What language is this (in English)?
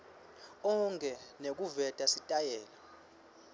Swati